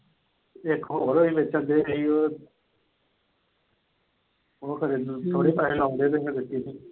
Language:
Punjabi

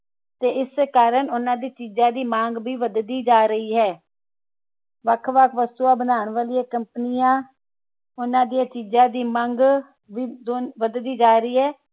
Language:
Punjabi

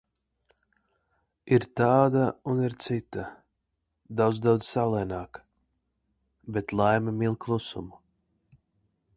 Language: Latvian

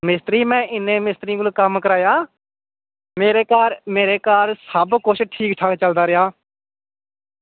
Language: Dogri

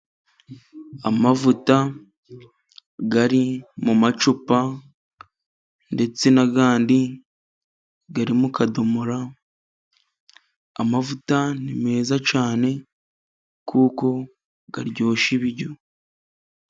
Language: Kinyarwanda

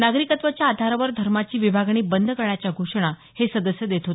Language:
Marathi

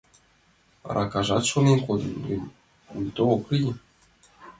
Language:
Mari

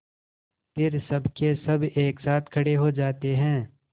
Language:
Hindi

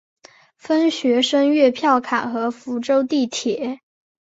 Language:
Chinese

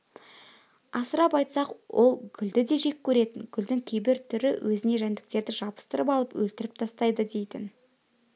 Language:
Kazakh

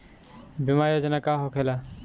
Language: Bhojpuri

